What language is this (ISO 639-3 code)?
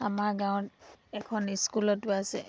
asm